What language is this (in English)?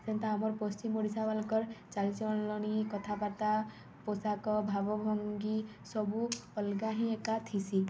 Odia